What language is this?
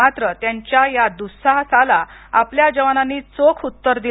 Marathi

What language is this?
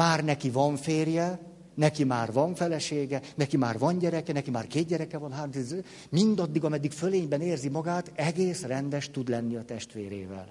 Hungarian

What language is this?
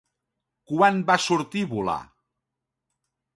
Catalan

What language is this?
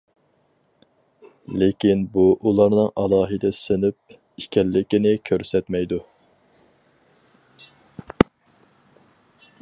Uyghur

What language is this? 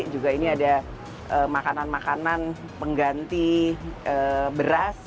Indonesian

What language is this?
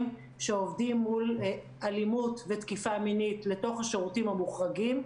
Hebrew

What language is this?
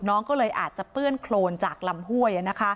Thai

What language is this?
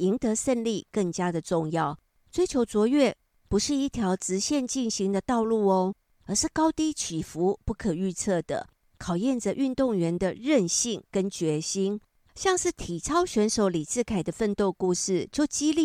Chinese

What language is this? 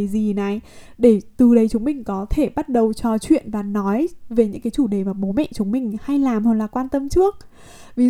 Vietnamese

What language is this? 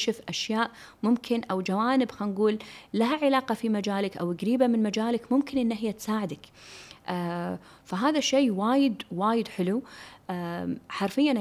Arabic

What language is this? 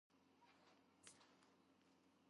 Georgian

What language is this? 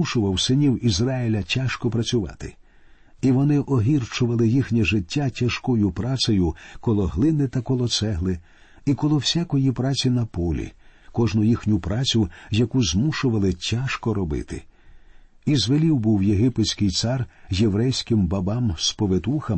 Ukrainian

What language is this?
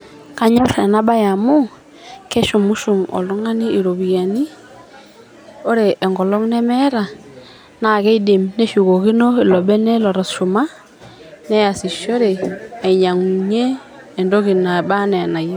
Masai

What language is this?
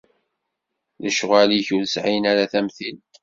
Kabyle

